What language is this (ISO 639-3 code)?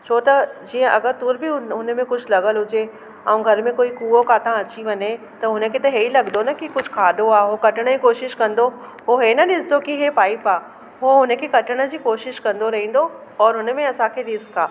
snd